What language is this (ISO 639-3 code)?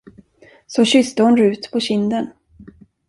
swe